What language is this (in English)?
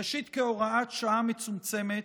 Hebrew